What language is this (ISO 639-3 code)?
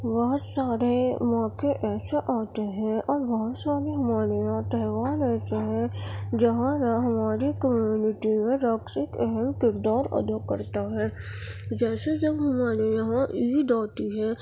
urd